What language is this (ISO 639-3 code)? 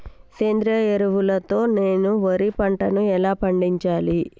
tel